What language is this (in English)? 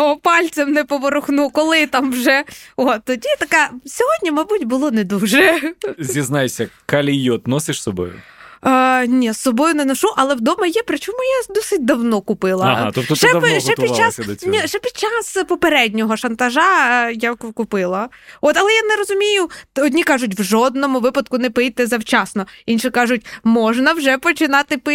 Ukrainian